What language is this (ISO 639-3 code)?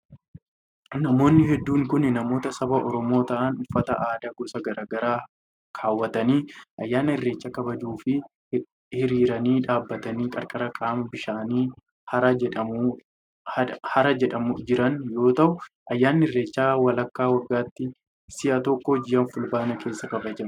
orm